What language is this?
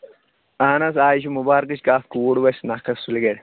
Kashmiri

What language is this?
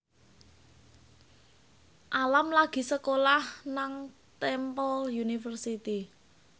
Javanese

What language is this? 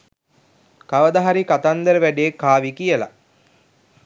Sinhala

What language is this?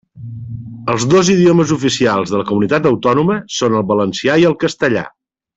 Catalan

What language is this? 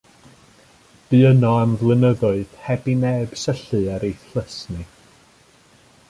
Welsh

